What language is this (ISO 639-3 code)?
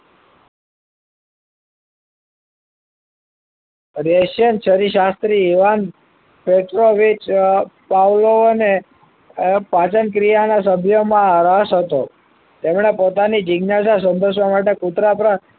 guj